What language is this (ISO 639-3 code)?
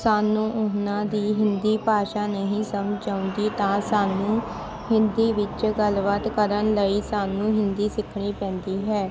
pan